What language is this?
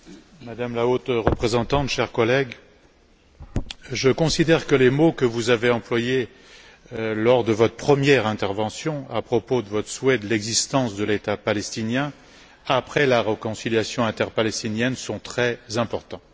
French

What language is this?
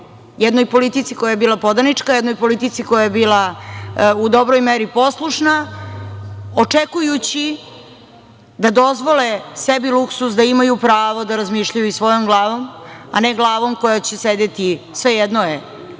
Serbian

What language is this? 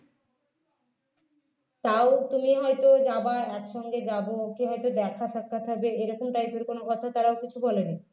Bangla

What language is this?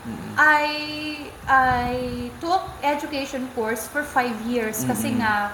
Filipino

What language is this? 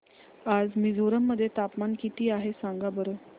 Marathi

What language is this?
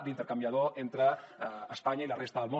Catalan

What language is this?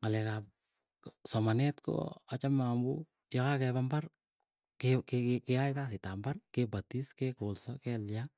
Keiyo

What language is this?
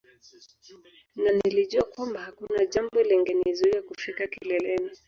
Swahili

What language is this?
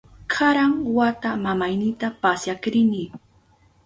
Southern Pastaza Quechua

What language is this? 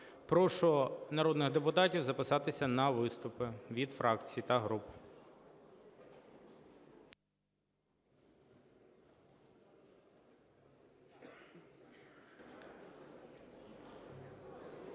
Ukrainian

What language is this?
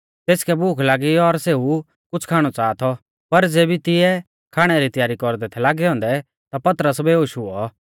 Mahasu Pahari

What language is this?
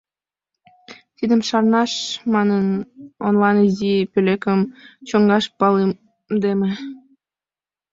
Mari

